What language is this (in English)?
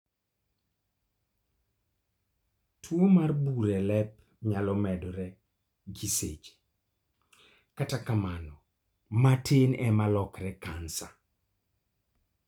Luo (Kenya and Tanzania)